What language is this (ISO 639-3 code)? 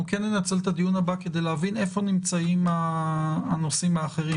heb